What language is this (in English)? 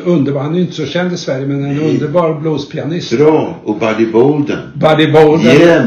Swedish